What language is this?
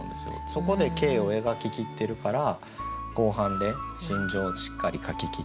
Japanese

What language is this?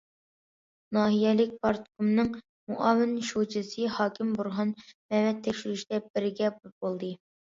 Uyghur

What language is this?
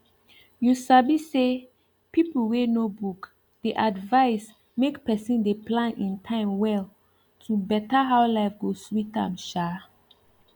Nigerian Pidgin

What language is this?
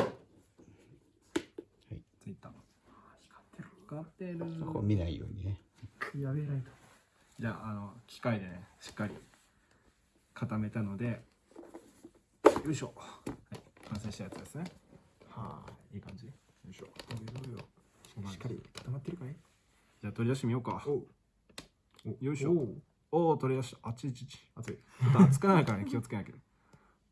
Japanese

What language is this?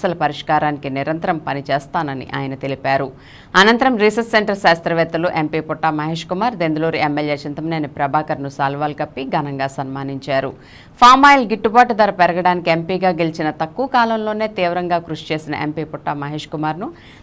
Telugu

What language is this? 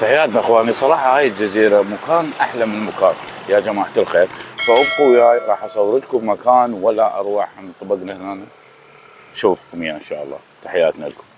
Arabic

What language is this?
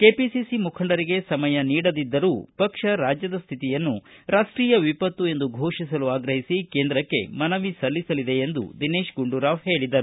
Kannada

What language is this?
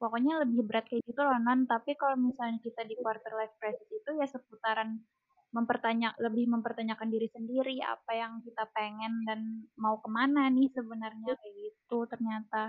Indonesian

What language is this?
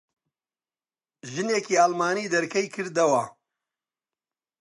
Central Kurdish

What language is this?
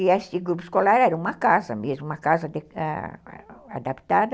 Portuguese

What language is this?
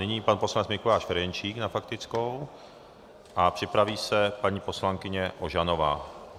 Czech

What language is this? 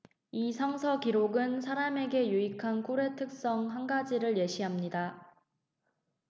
Korean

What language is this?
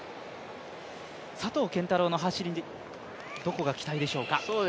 Japanese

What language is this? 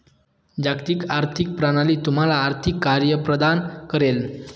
Marathi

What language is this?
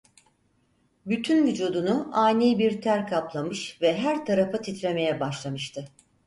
Turkish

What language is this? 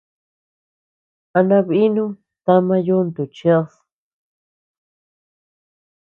Tepeuxila Cuicatec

